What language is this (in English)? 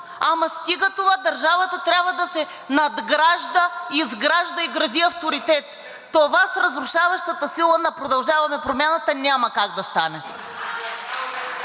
Bulgarian